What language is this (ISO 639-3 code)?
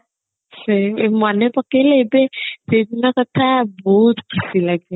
ori